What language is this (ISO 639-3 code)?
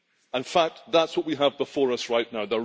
eng